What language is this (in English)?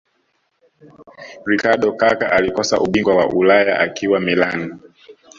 Swahili